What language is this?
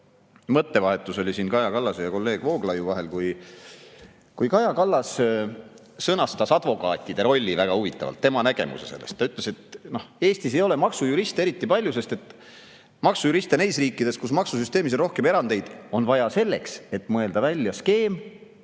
Estonian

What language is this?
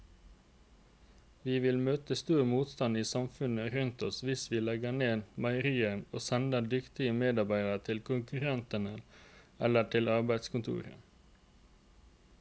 Norwegian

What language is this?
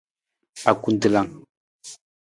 Nawdm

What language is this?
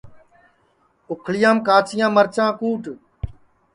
Sansi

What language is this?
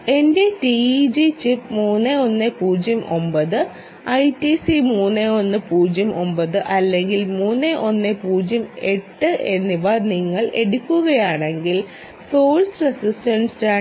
Malayalam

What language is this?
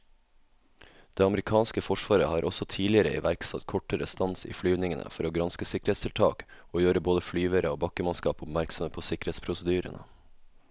Norwegian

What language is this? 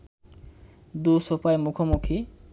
Bangla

